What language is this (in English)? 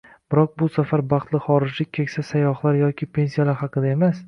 Uzbek